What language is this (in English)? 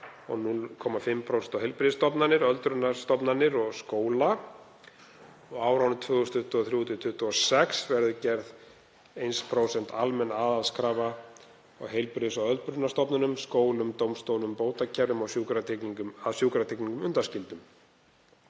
Icelandic